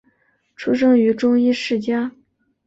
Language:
Chinese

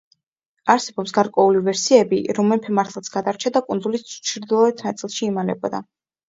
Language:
Georgian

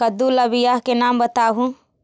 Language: Magahi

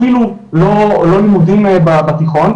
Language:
Hebrew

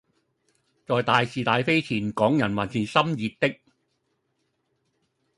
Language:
Cantonese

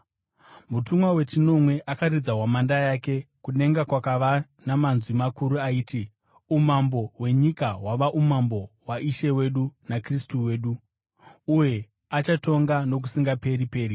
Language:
Shona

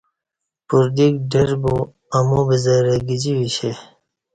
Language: Kati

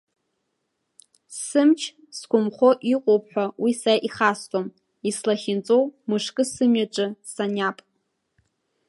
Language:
Abkhazian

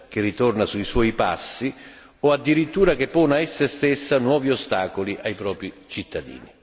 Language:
Italian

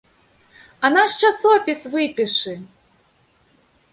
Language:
Belarusian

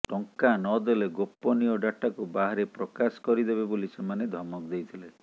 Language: Odia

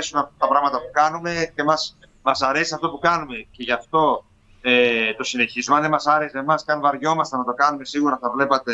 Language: Greek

